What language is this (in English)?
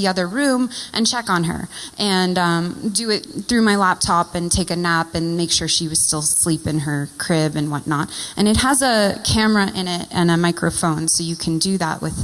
English